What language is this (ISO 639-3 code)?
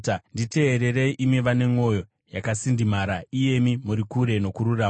sna